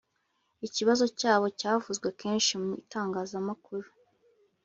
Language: Kinyarwanda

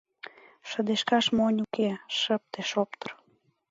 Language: Mari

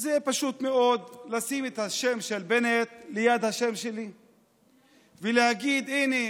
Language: Hebrew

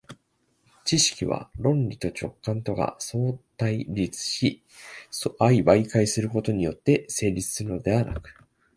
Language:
Japanese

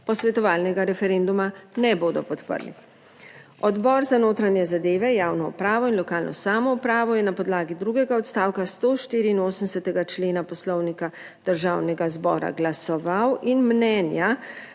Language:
Slovenian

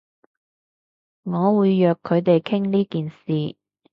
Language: Cantonese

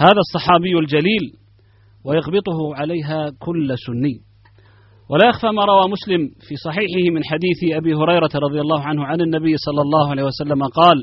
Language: Arabic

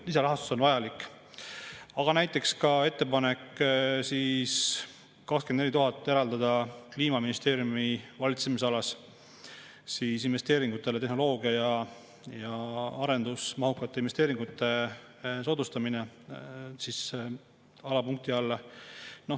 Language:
Estonian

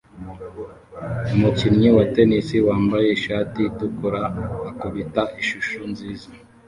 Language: Kinyarwanda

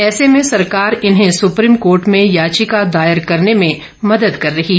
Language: Hindi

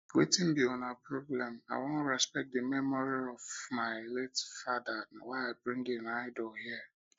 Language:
Nigerian Pidgin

